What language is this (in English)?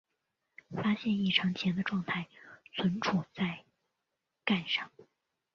Chinese